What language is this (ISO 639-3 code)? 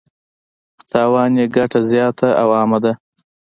pus